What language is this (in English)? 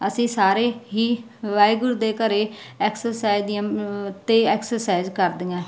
Punjabi